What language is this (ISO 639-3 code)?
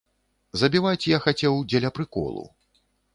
bel